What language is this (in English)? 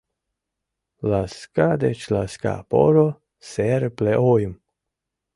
Mari